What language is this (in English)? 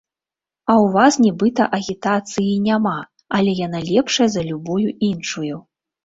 Belarusian